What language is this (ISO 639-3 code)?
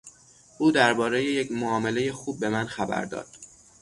fas